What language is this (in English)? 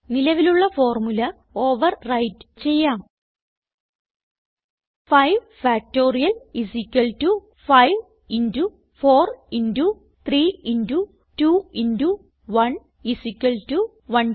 Malayalam